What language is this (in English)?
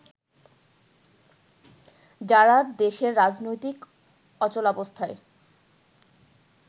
Bangla